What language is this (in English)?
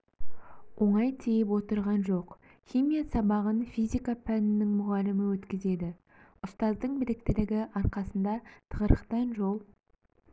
Kazakh